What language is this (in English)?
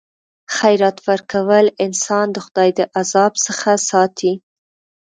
Pashto